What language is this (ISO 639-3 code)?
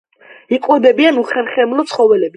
kat